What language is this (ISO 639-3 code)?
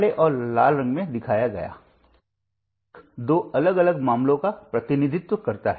hin